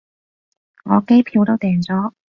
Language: Cantonese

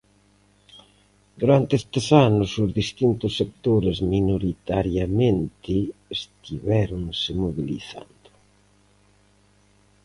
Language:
Galician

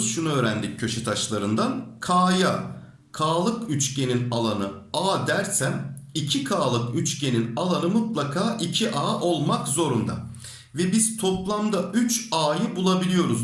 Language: Turkish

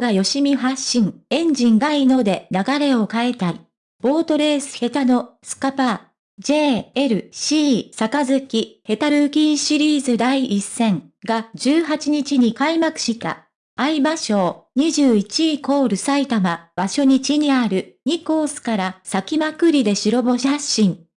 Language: Japanese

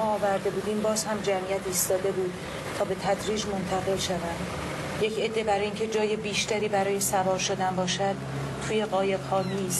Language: Persian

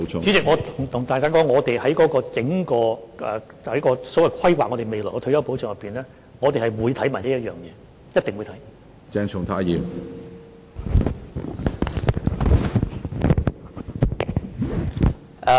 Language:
Cantonese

